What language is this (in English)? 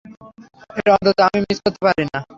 Bangla